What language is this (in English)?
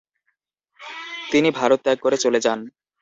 Bangla